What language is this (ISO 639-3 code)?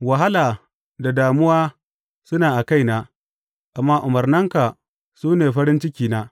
hau